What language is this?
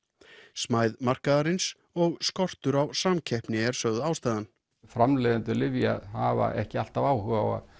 Icelandic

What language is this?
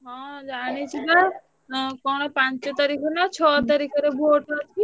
Odia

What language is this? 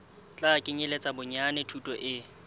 Southern Sotho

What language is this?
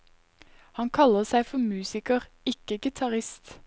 Norwegian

